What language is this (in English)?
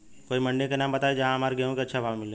Bhojpuri